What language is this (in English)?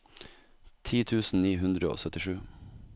Norwegian